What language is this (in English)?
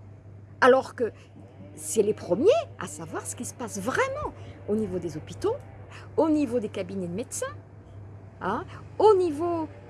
French